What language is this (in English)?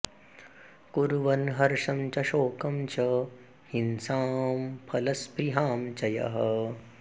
Sanskrit